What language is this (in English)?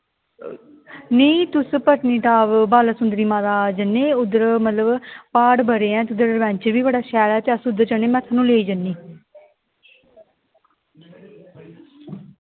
Dogri